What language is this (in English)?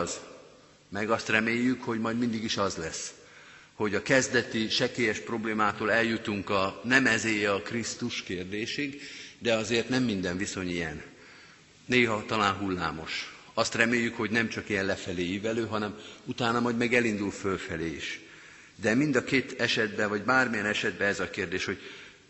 Hungarian